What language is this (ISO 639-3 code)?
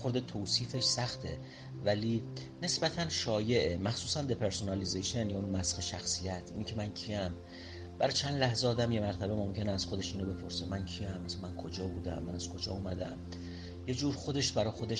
fas